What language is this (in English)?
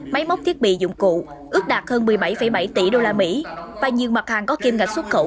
Vietnamese